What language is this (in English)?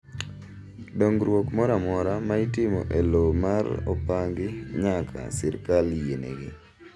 Luo (Kenya and Tanzania)